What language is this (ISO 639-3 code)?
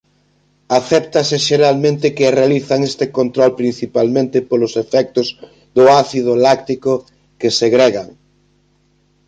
glg